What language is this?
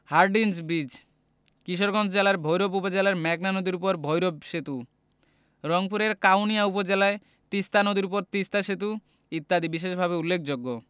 Bangla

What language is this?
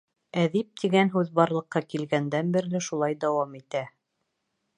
Bashkir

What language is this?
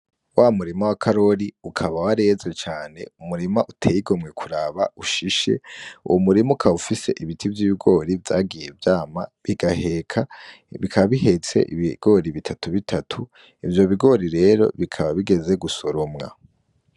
Rundi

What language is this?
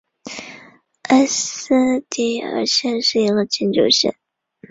Chinese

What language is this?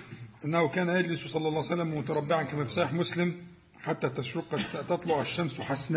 Arabic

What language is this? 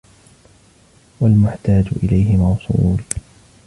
Arabic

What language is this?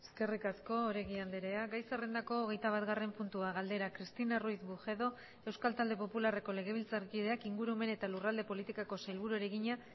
Basque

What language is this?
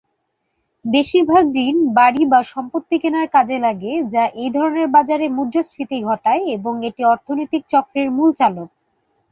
Bangla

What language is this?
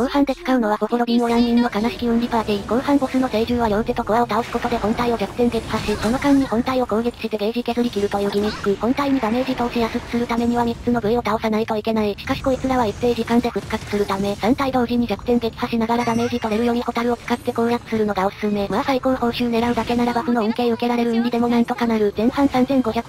Japanese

